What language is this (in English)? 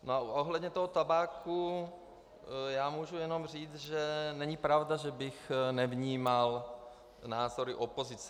Czech